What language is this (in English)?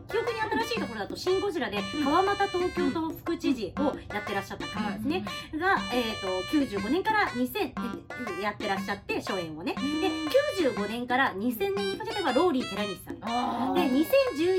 Japanese